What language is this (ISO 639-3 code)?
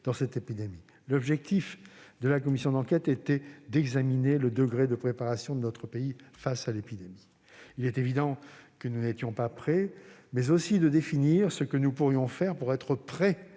fra